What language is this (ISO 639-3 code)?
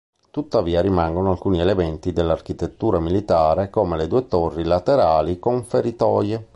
ita